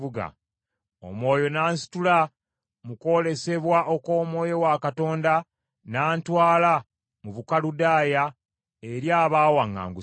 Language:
Ganda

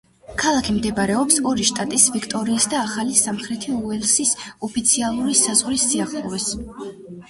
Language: Georgian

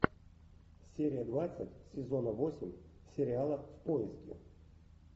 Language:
Russian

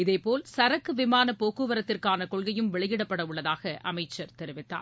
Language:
Tamil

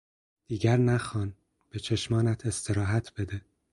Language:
Persian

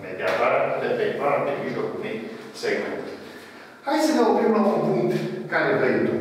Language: Romanian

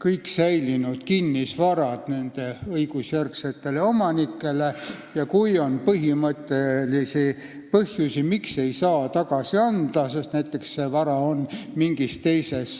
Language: Estonian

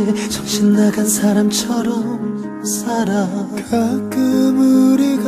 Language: Korean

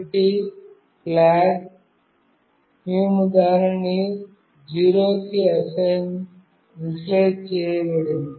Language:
Telugu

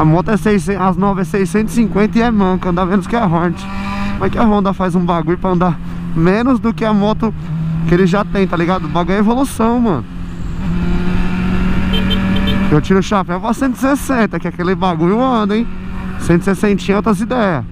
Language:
Portuguese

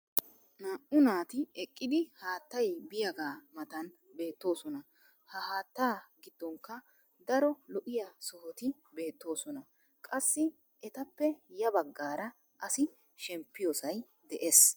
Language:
Wolaytta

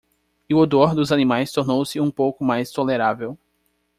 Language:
Portuguese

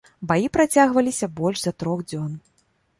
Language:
Belarusian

